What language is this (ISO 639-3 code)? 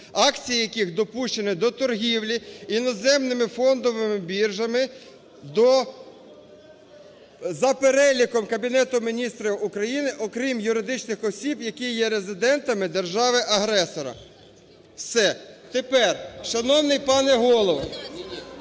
ukr